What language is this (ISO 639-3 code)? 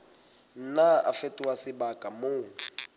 sot